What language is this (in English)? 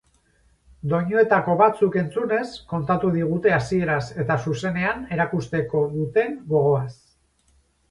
Basque